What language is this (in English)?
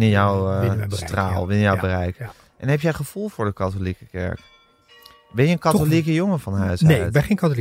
Dutch